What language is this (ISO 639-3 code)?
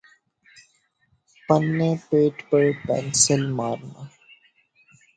urd